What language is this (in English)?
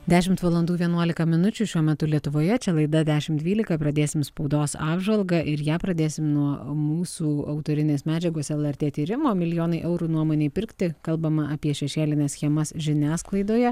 Lithuanian